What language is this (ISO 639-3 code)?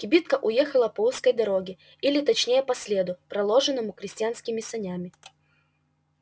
rus